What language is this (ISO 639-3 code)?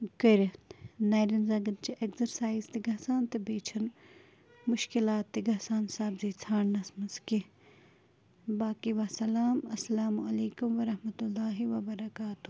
kas